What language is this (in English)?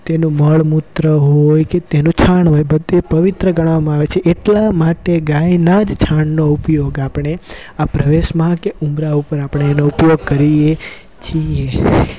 Gujarati